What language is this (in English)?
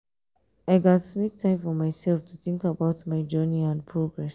Nigerian Pidgin